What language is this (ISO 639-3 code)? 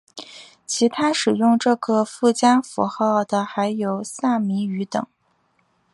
zho